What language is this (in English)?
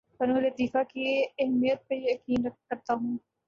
Urdu